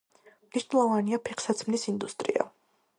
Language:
Georgian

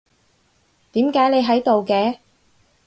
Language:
Cantonese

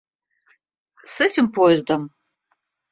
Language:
Russian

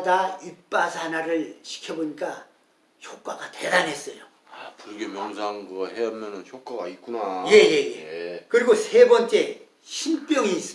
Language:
Korean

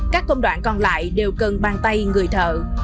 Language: Vietnamese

